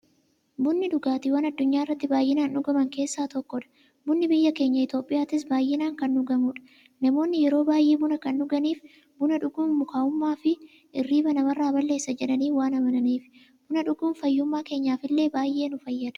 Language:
Oromo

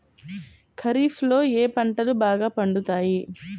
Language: Telugu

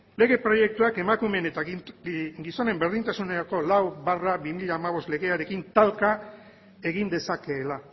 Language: Basque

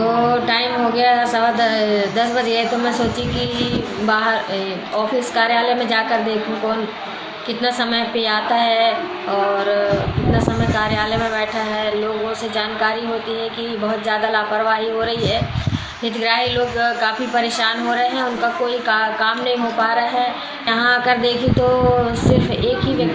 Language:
Hindi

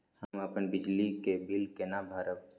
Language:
Maithili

